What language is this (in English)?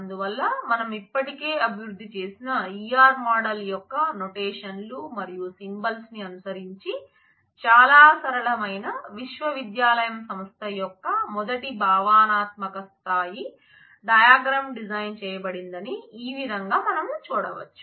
Telugu